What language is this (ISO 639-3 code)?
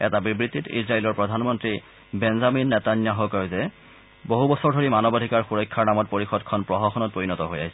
asm